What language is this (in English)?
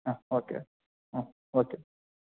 Kannada